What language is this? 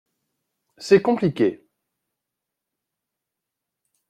French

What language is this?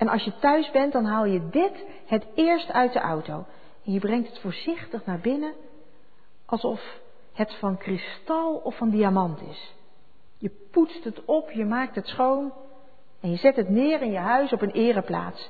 Dutch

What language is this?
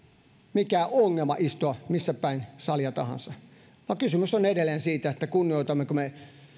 Finnish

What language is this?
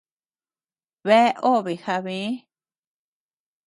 Tepeuxila Cuicatec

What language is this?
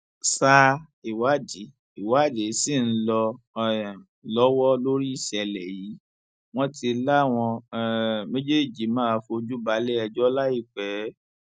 Yoruba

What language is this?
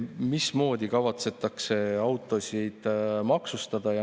Estonian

